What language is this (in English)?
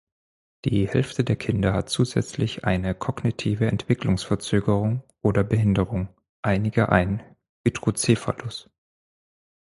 German